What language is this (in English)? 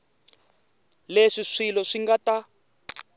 Tsonga